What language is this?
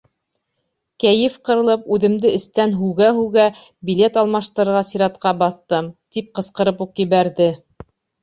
Bashkir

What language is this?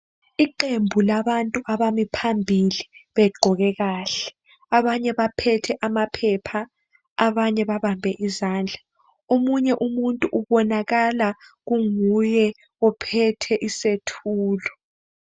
North Ndebele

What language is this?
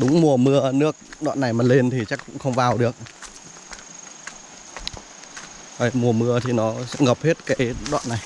Vietnamese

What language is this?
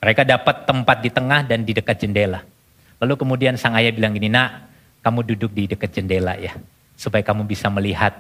Indonesian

